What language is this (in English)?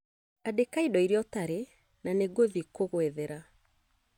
Kikuyu